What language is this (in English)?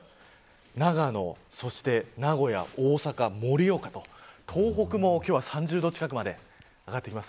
Japanese